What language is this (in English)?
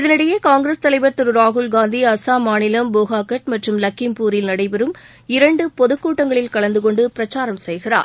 Tamil